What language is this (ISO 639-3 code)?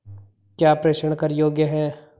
hin